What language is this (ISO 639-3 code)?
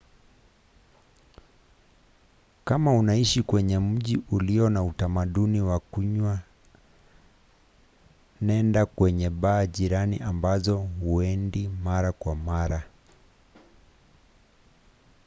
swa